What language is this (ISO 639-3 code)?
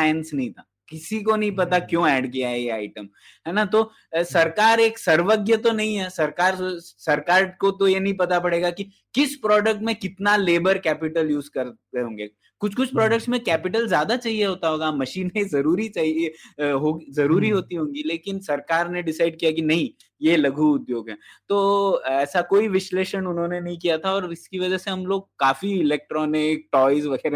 hin